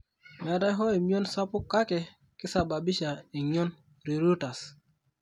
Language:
Masai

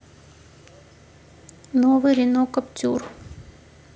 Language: Russian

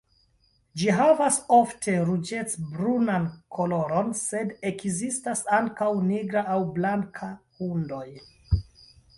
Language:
Esperanto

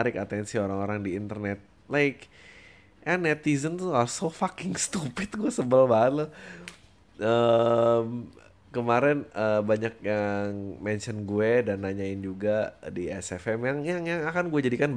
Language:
Indonesian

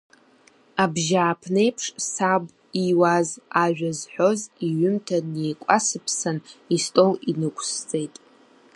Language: Abkhazian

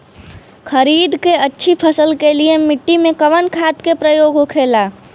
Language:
Bhojpuri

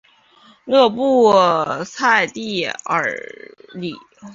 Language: Chinese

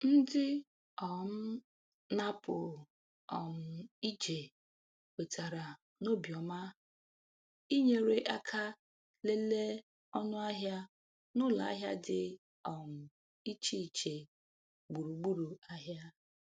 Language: Igbo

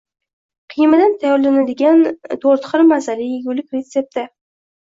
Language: Uzbek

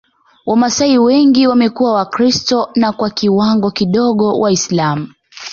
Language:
Swahili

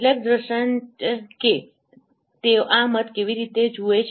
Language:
Gujarati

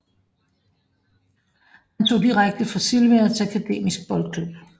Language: Danish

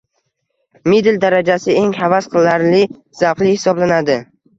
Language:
Uzbek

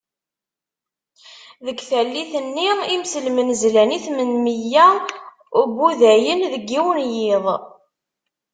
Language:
Kabyle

